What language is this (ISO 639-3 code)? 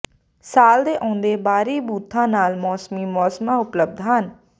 pan